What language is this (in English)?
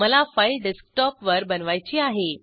Marathi